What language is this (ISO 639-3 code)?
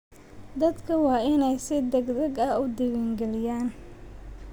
som